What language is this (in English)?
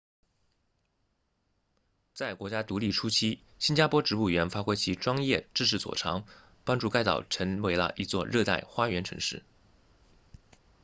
Chinese